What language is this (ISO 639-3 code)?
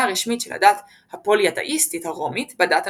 heb